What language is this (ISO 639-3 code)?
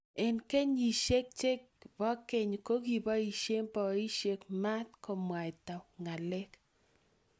kln